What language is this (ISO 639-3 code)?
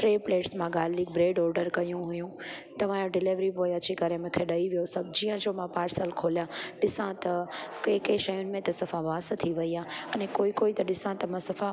snd